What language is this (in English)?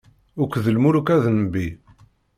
Kabyle